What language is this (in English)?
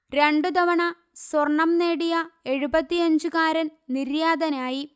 Malayalam